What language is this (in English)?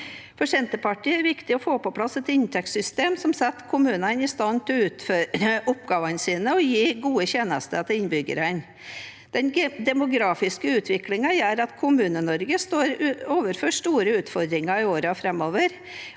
Norwegian